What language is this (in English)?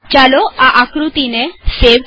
Gujarati